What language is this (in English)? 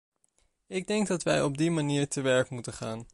Dutch